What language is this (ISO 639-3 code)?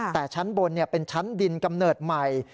tha